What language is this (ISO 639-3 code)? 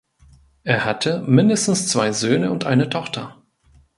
deu